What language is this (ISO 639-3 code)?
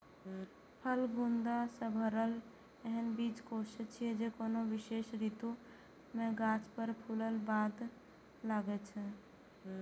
mai